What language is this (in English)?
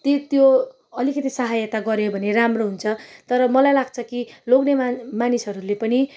Nepali